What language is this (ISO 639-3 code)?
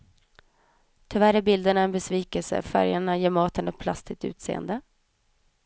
swe